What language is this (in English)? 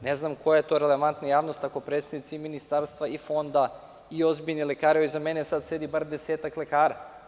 Serbian